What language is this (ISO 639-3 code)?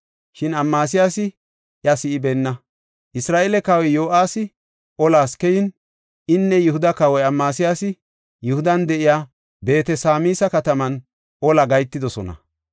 gof